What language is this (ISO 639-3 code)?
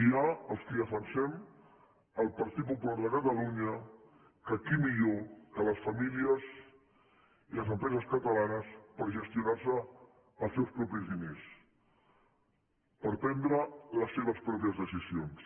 cat